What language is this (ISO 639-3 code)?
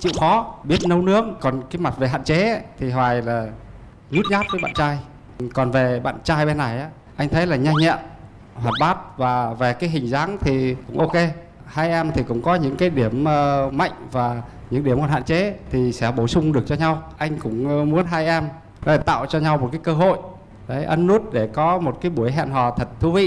vie